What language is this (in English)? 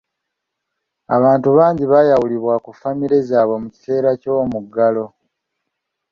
Ganda